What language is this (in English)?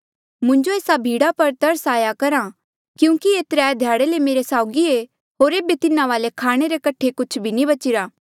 Mandeali